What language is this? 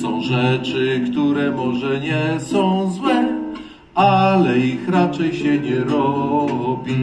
Polish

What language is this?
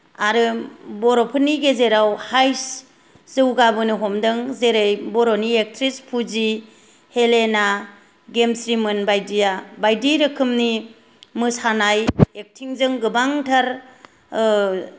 Bodo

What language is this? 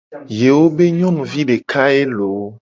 Gen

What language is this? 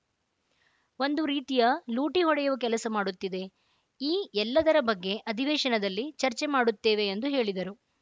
Kannada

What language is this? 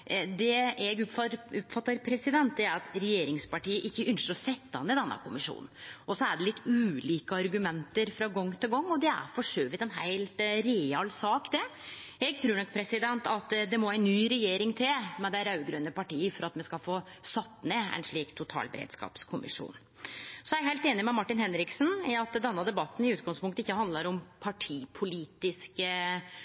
Norwegian Nynorsk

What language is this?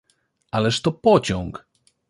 Polish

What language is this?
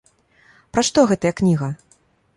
Belarusian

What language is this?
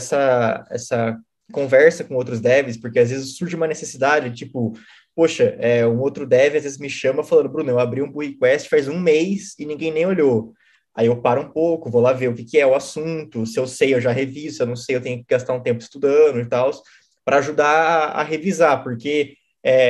Portuguese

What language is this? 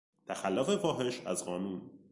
Persian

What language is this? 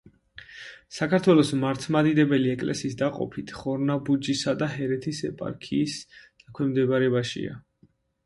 Georgian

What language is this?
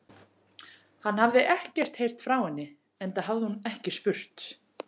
Icelandic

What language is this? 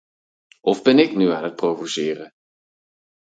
Dutch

